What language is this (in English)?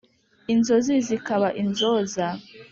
Kinyarwanda